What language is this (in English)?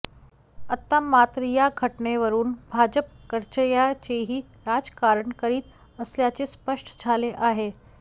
Marathi